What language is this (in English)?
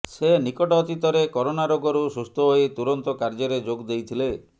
Odia